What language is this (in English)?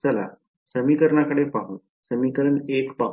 Marathi